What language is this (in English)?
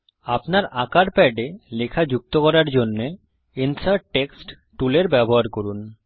Bangla